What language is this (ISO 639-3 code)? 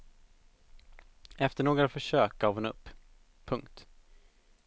swe